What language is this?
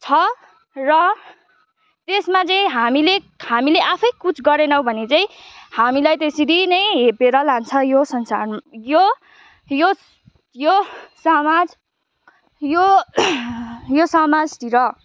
Nepali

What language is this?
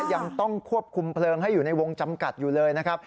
Thai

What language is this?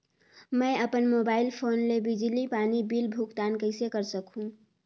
Chhattisgarhi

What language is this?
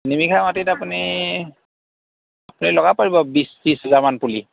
Assamese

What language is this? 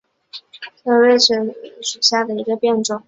Chinese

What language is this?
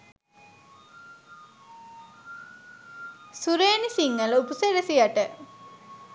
Sinhala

